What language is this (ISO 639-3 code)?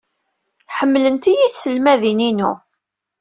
kab